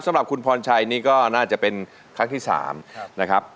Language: Thai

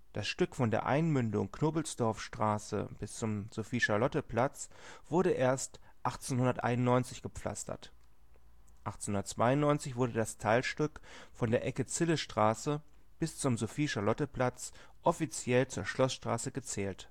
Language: German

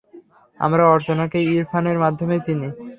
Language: Bangla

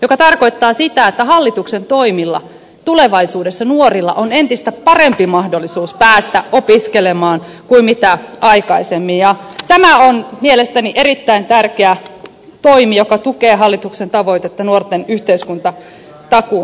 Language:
Finnish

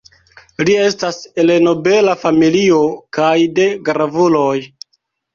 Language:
Esperanto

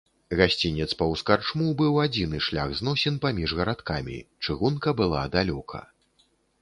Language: Belarusian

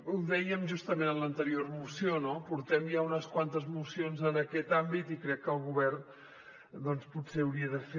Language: Catalan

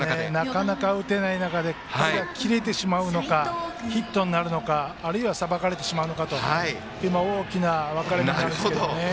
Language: Japanese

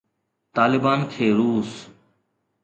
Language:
Sindhi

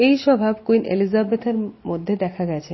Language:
Bangla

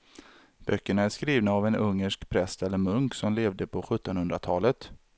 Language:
Swedish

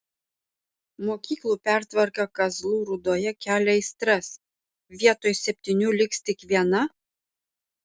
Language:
Lithuanian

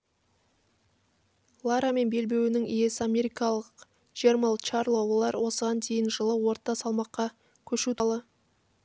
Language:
Kazakh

